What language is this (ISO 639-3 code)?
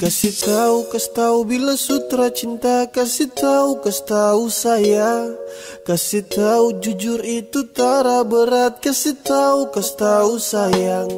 ind